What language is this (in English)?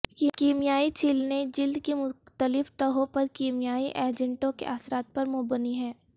Urdu